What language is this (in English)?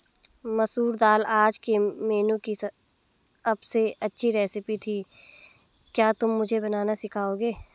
Hindi